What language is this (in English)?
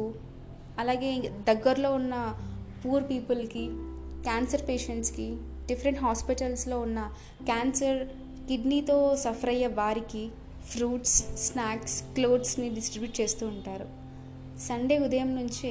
Telugu